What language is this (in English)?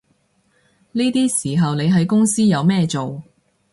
Cantonese